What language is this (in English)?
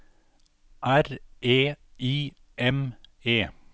Norwegian